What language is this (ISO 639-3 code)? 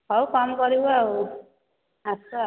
ori